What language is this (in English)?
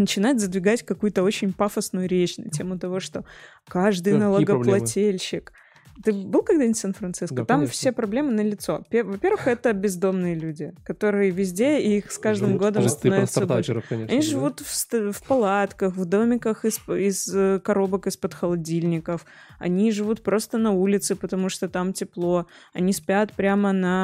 Russian